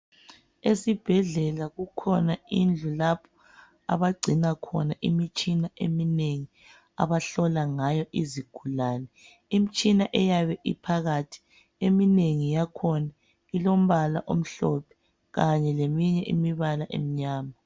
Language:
North Ndebele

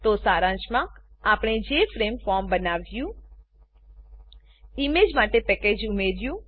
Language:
Gujarati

